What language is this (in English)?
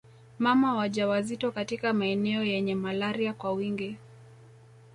Swahili